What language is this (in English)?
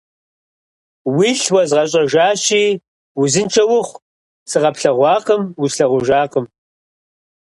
Kabardian